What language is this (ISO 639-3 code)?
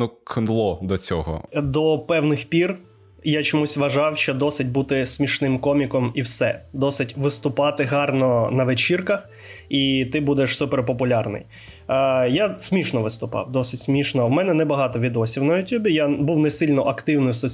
ukr